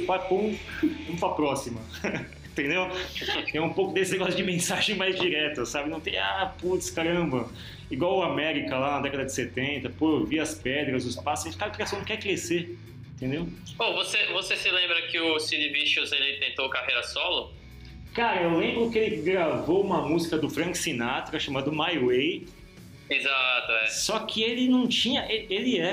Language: Portuguese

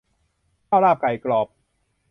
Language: Thai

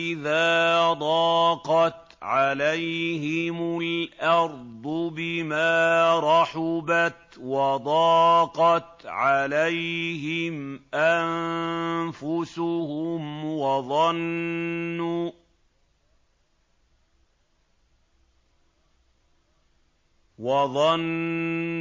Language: Arabic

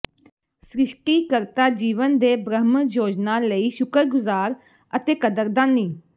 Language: Punjabi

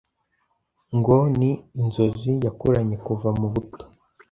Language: Kinyarwanda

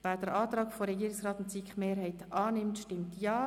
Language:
Swiss German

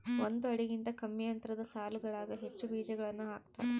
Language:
Kannada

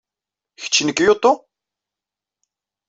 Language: Kabyle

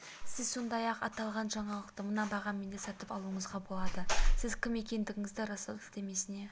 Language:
Kazakh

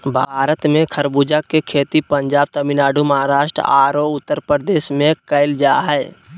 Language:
Magahi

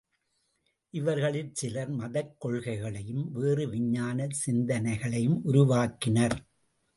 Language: Tamil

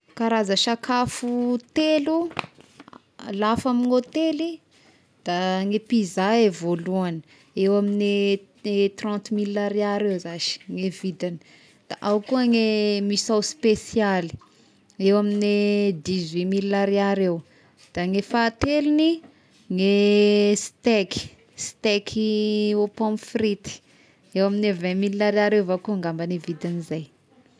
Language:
Tesaka Malagasy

